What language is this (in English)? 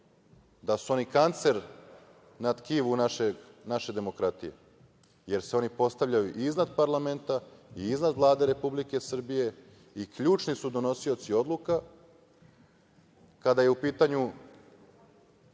Serbian